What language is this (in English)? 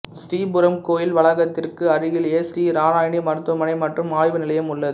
Tamil